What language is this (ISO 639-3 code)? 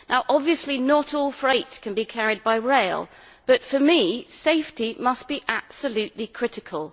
eng